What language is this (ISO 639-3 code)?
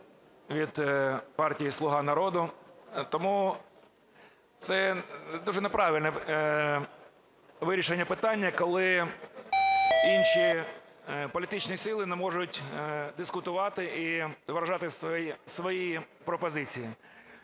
ukr